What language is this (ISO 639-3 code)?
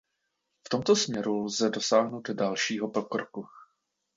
ces